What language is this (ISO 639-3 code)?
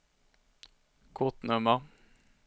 swe